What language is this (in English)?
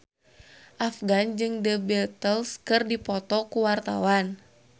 Sundanese